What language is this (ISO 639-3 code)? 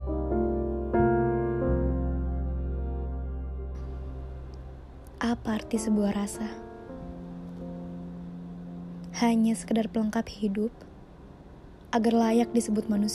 ind